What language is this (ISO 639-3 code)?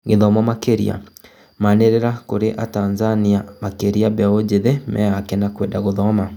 kik